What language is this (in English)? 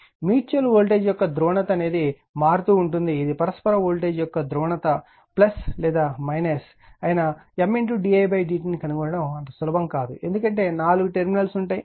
Telugu